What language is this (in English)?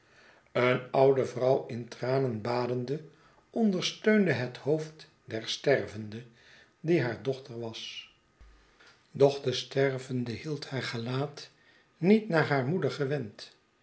Dutch